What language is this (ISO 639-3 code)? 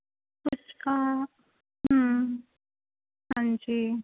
pan